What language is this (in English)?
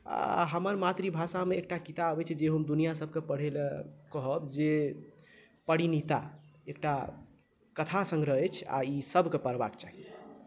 Maithili